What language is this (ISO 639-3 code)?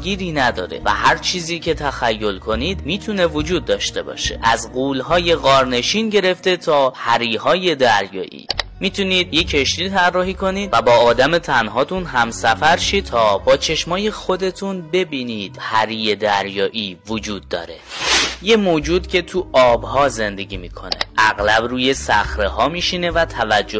fas